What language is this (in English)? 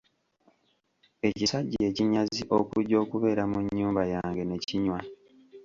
Ganda